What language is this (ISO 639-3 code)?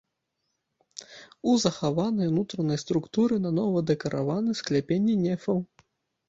bel